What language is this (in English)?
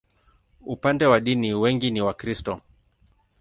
Swahili